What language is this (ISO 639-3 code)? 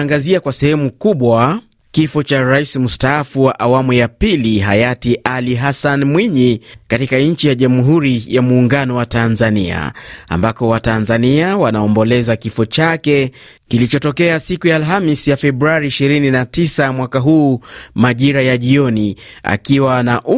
swa